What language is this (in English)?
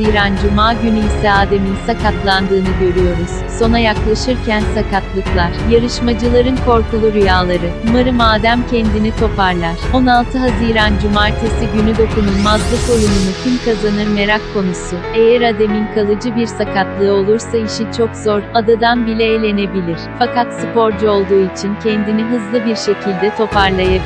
Turkish